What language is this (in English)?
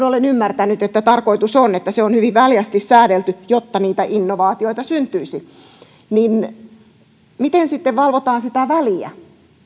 Finnish